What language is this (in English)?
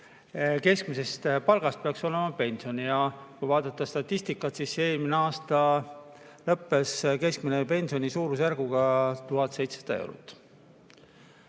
Estonian